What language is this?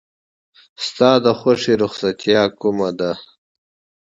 Pashto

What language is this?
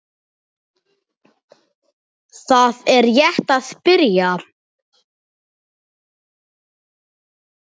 Icelandic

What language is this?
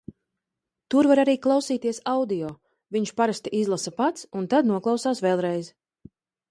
Latvian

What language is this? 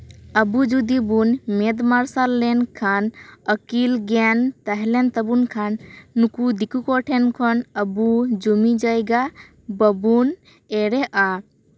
Santali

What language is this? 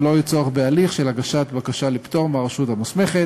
Hebrew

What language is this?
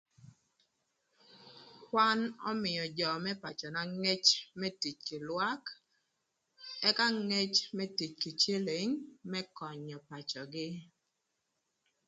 Thur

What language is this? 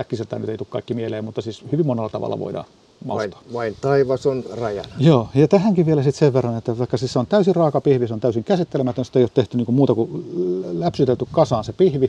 Finnish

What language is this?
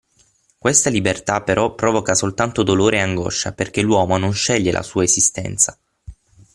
Italian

